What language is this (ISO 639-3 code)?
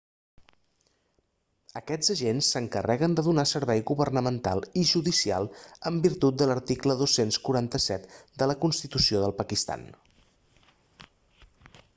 cat